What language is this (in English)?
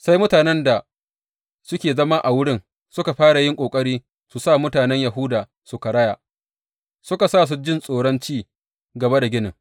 Hausa